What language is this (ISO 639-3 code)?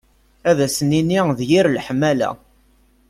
kab